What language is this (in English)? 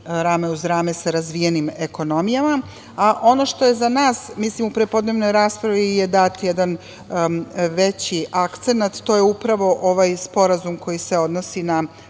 Serbian